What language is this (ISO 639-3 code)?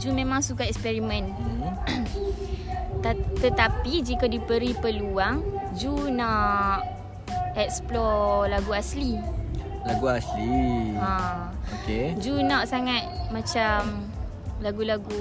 msa